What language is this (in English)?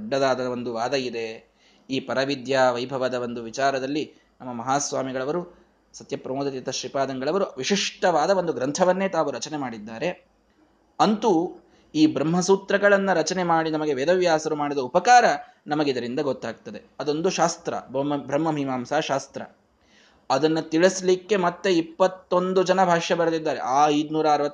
Kannada